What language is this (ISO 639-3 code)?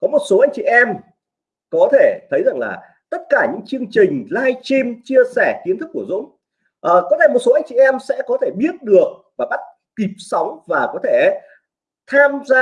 vie